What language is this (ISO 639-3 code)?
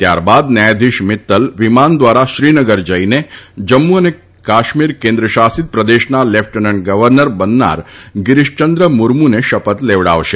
guj